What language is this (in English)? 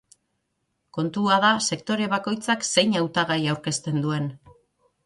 Basque